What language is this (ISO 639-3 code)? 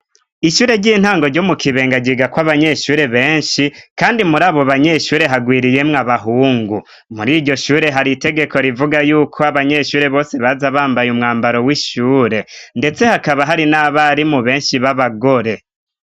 run